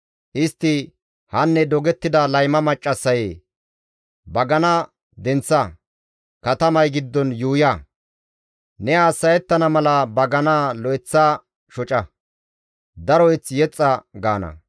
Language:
Gamo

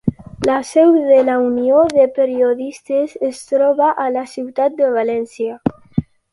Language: Catalan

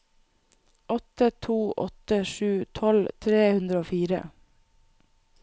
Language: Norwegian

